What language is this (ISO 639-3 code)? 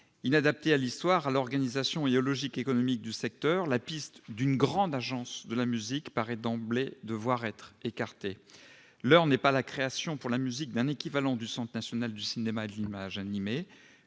fra